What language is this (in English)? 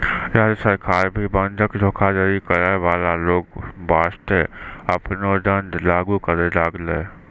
Maithili